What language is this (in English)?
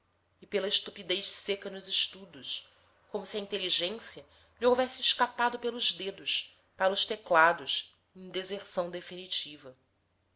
Portuguese